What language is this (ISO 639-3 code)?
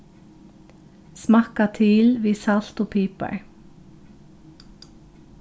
fao